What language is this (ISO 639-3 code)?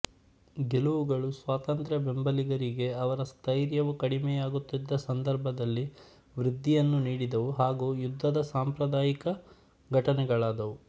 kan